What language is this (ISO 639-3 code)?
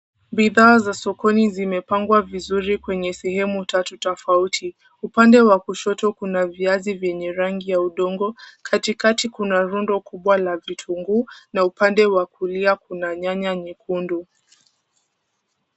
swa